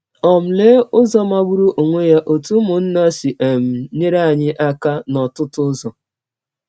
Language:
Igbo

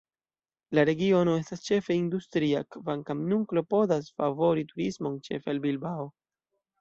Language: Esperanto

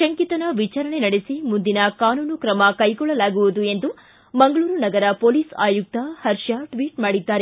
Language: Kannada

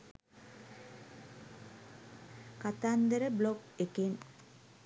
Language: Sinhala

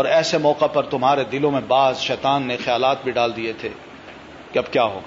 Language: Urdu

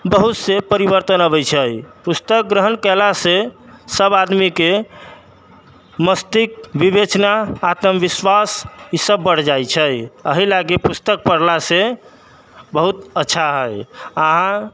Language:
Maithili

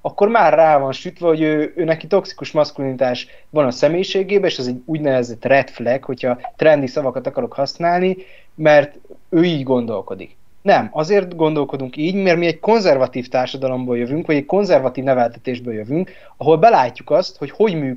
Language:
Hungarian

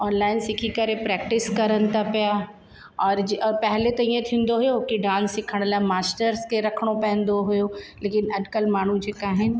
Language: Sindhi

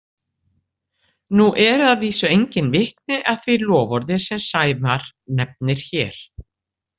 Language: Icelandic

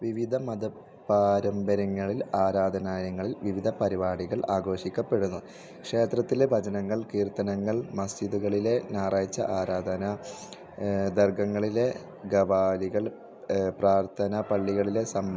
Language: Malayalam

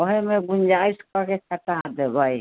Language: Maithili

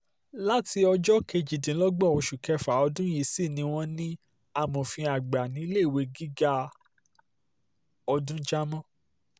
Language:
Yoruba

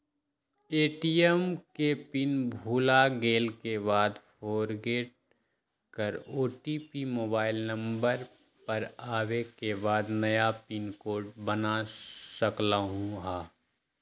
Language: Magahi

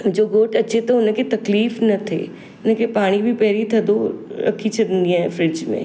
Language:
Sindhi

